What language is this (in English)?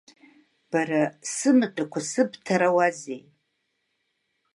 Abkhazian